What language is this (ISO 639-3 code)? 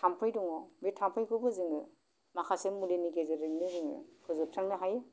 brx